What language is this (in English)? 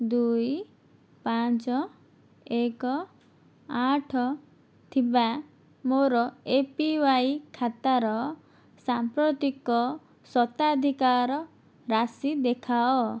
Odia